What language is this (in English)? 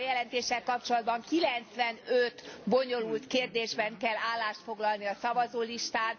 Hungarian